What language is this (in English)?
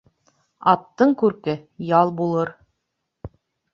Bashkir